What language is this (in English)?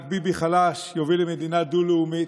Hebrew